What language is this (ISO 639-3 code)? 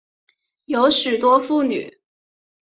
zho